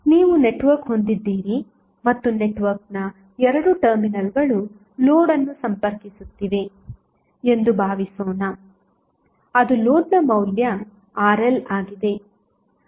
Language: Kannada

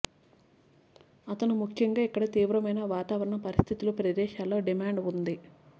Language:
Telugu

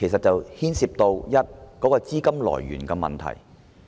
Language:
Cantonese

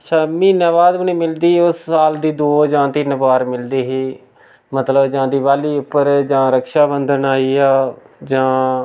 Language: Dogri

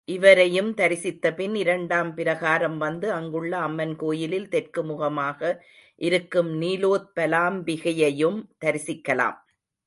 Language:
Tamil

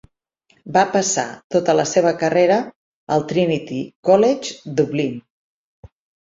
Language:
Catalan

